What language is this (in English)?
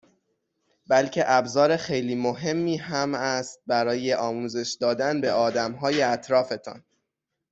Persian